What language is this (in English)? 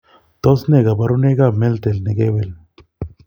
Kalenjin